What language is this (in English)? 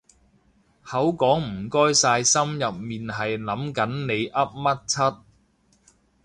Cantonese